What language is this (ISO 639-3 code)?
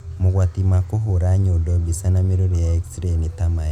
kik